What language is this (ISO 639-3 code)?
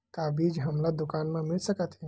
hne